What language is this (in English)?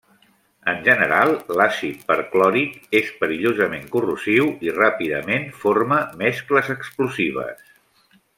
Catalan